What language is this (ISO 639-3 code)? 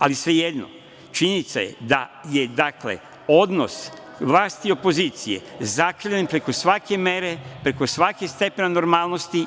srp